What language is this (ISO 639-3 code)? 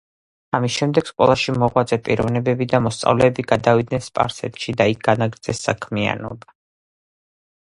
kat